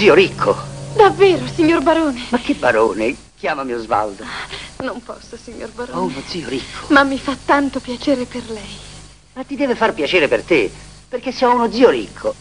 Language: Italian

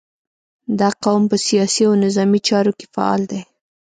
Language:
Pashto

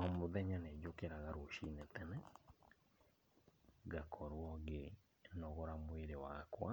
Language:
Kikuyu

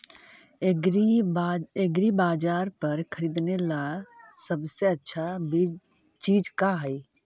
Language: Magahi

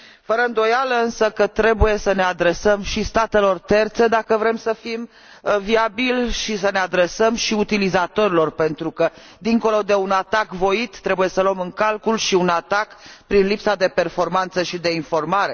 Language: Romanian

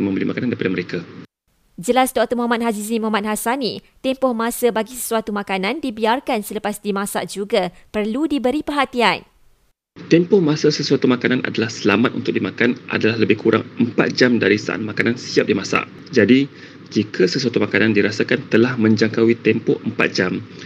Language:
Malay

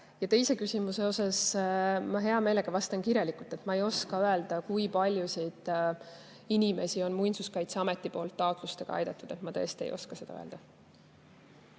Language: Estonian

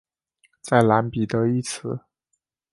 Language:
Chinese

